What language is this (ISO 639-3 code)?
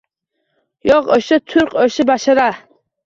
uzb